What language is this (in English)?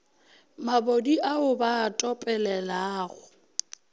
Northern Sotho